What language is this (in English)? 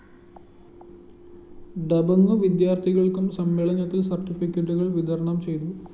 Malayalam